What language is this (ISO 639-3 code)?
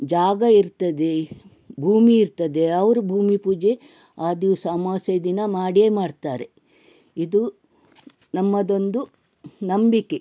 kan